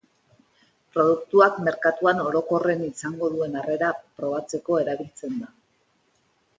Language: Basque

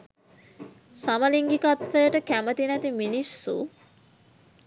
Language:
Sinhala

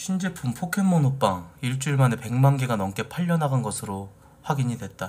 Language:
Korean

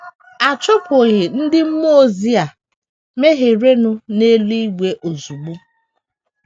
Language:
Igbo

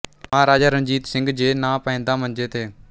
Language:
Punjabi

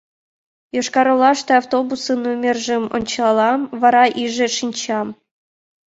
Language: Mari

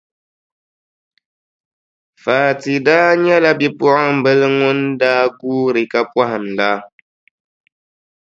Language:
Dagbani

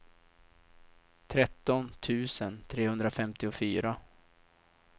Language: Swedish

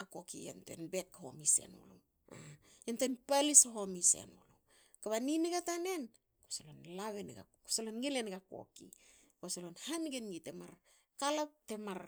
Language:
Hakö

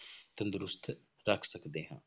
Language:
Punjabi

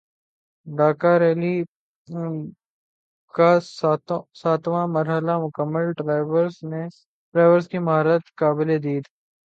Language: Urdu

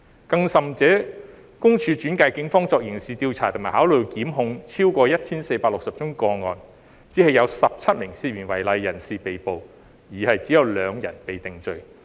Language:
Cantonese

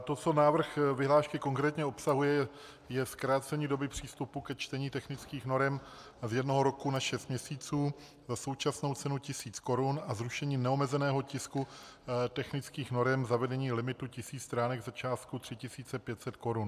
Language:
Czech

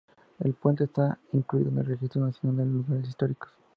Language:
Spanish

